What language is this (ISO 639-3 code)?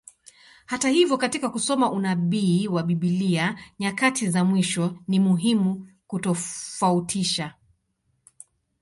swa